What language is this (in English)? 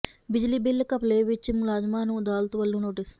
Punjabi